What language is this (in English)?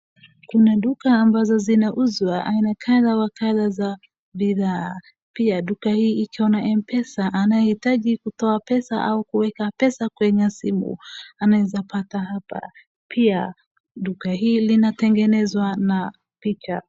Swahili